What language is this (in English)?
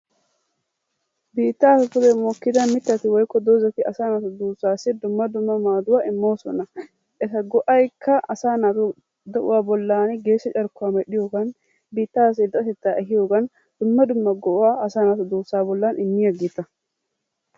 Wolaytta